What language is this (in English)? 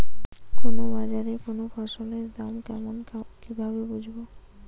Bangla